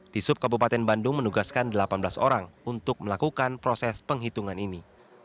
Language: Indonesian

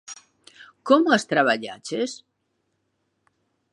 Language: Galician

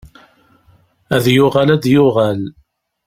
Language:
Kabyle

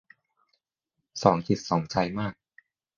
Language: Thai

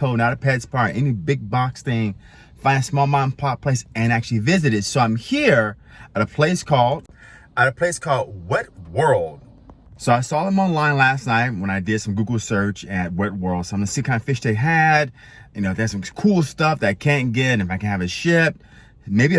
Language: English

